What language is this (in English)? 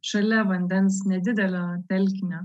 Lithuanian